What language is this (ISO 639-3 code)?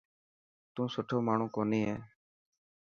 mki